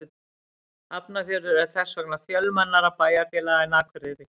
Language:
Icelandic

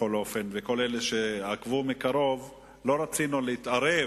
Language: Hebrew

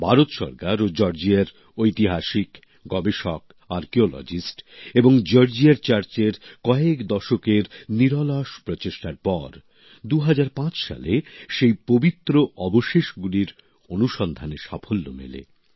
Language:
Bangla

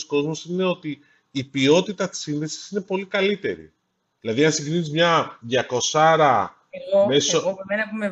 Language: Greek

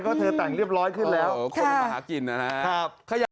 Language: Thai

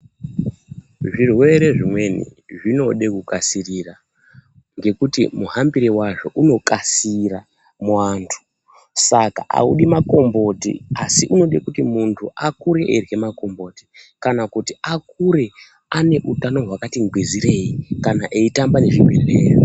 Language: Ndau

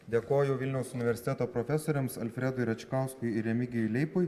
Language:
Lithuanian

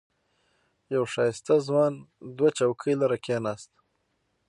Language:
Pashto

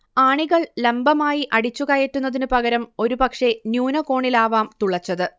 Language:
Malayalam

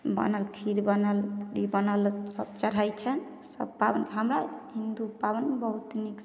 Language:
Maithili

